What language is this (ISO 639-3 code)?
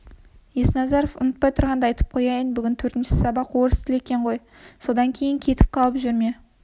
kaz